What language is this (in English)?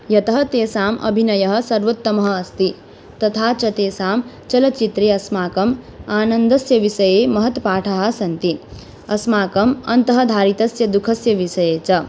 Sanskrit